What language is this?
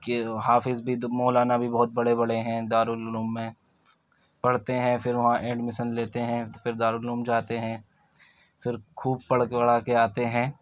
Urdu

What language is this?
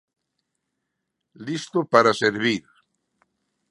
Galician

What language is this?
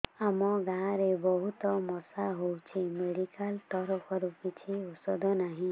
Odia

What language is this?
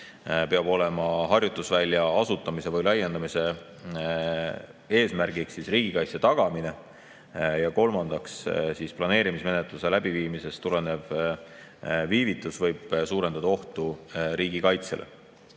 Estonian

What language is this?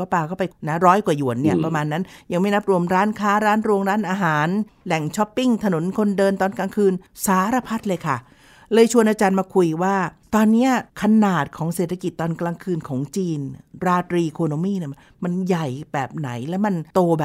Thai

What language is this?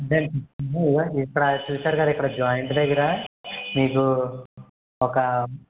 Telugu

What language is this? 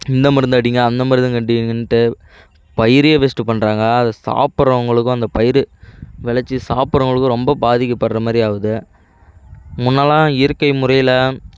Tamil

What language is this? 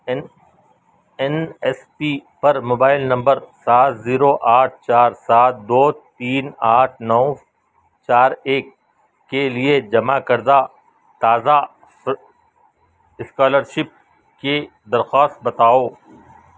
Urdu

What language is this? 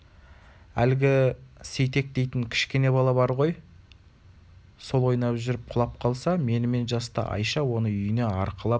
Kazakh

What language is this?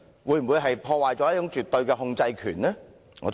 Cantonese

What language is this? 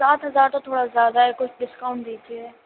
Urdu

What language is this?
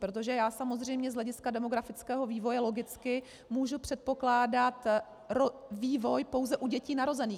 Czech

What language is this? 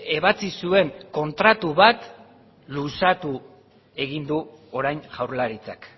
Basque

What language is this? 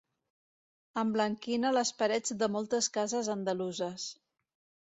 Catalan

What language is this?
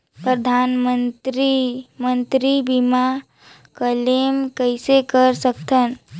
Chhattisgarhi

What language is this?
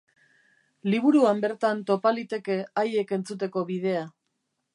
Basque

